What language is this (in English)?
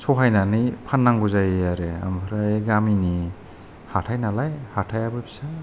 Bodo